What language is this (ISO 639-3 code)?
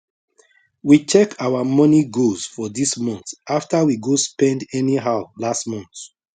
pcm